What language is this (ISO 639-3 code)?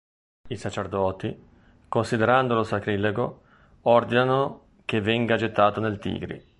ita